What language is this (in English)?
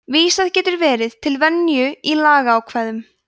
Icelandic